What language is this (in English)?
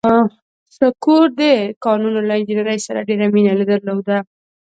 Pashto